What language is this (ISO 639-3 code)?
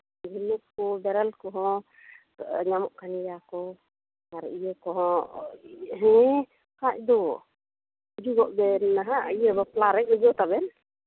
sat